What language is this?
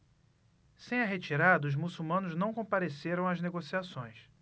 Portuguese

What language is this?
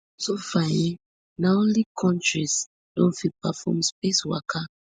Nigerian Pidgin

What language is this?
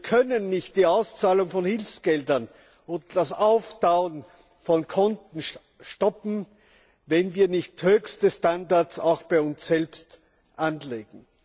German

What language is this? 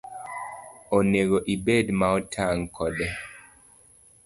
Luo (Kenya and Tanzania)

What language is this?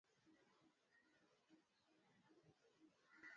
Swahili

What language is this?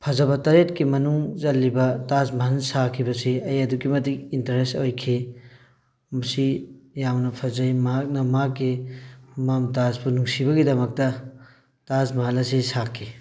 Manipuri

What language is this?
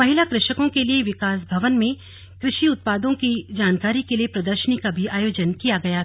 Hindi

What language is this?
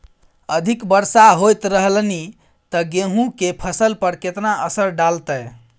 Maithili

